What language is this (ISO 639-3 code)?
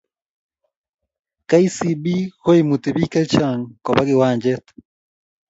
kln